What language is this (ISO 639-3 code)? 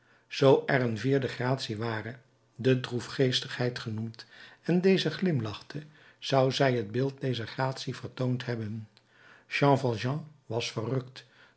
nld